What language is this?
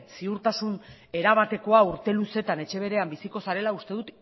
Basque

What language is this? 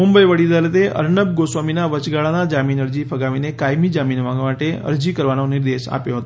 Gujarati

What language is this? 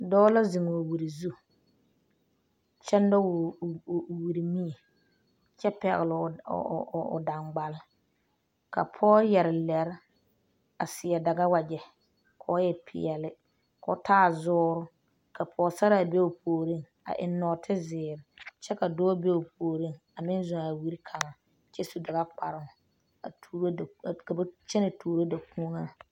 Southern Dagaare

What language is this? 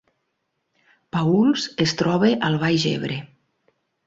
Catalan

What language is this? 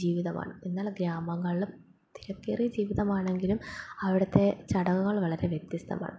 Malayalam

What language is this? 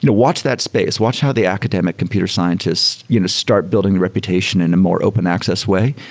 English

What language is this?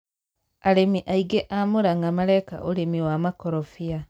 Kikuyu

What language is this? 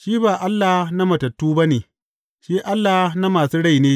Hausa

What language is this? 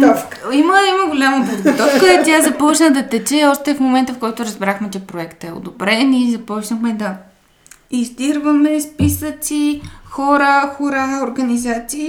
Bulgarian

